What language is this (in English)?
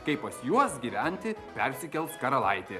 Lithuanian